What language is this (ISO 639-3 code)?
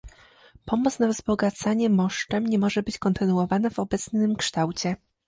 pol